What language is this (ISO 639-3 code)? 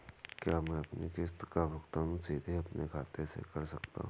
hin